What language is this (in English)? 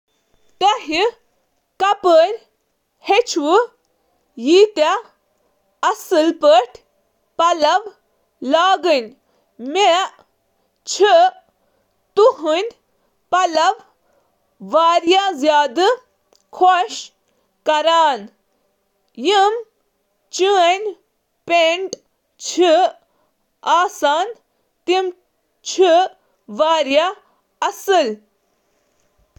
Kashmiri